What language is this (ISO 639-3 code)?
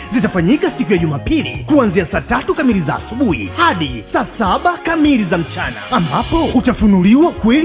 swa